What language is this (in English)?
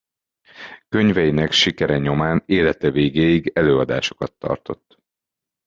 Hungarian